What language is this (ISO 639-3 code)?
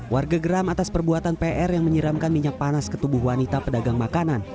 ind